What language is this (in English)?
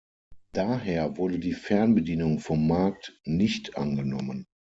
German